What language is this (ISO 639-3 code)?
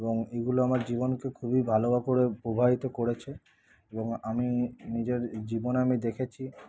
ben